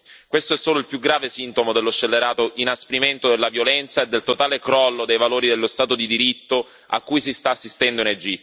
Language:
Italian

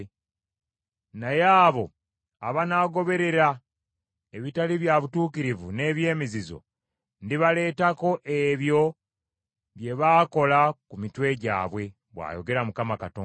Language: Ganda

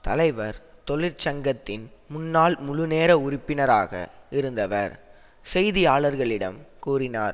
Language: Tamil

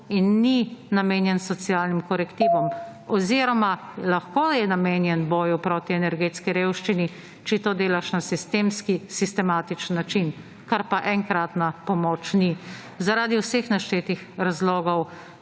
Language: Slovenian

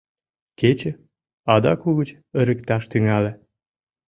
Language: Mari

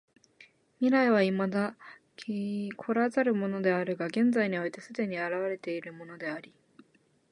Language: Japanese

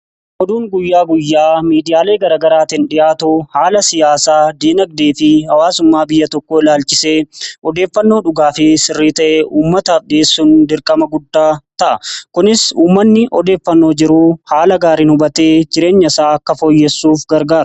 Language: Oromo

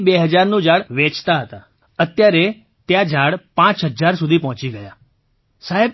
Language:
Gujarati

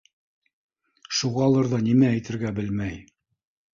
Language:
Bashkir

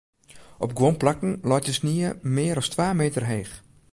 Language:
Western Frisian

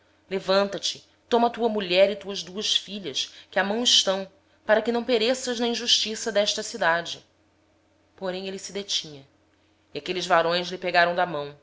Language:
Portuguese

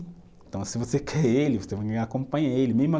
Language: Portuguese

